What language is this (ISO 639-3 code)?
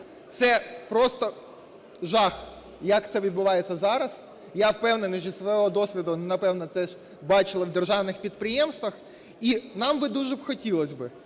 ukr